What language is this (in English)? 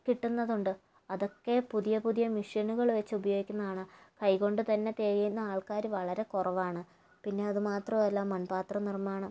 Malayalam